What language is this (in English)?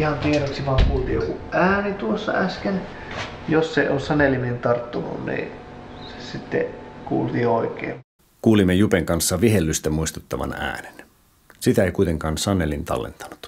Finnish